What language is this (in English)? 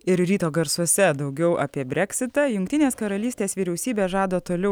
Lithuanian